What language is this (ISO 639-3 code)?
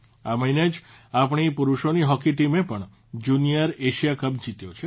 guj